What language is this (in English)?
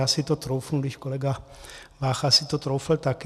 Czech